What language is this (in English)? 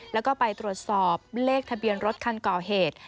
Thai